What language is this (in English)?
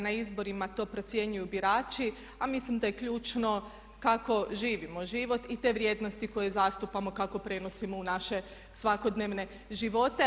Croatian